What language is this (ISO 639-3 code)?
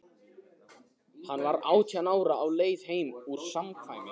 isl